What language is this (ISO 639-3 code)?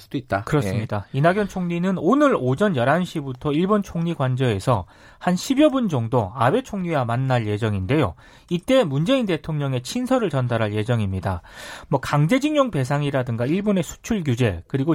kor